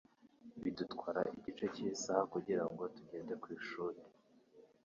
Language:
Kinyarwanda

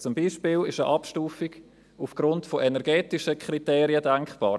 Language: Swiss German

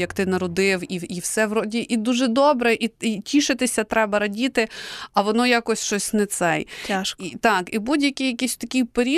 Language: Ukrainian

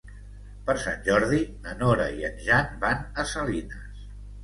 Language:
Catalan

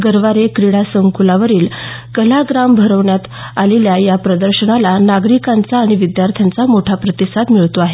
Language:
Marathi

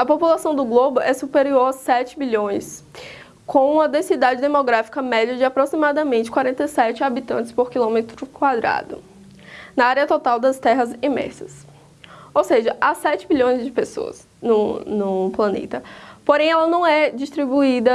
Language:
Portuguese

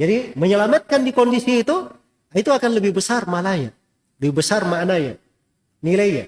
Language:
Indonesian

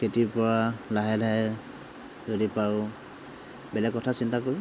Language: Assamese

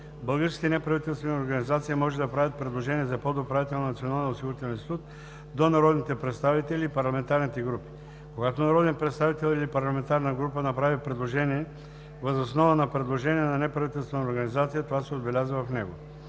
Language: Bulgarian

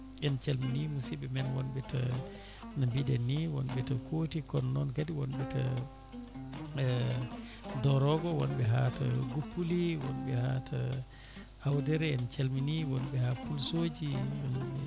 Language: Fula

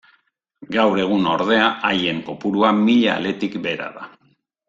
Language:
Basque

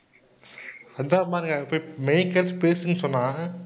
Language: Tamil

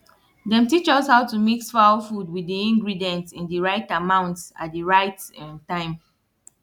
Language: Nigerian Pidgin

